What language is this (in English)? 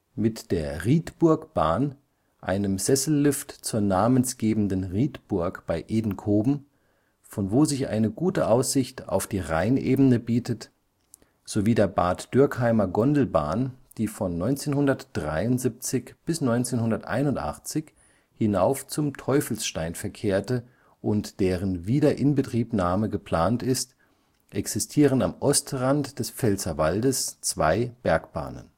German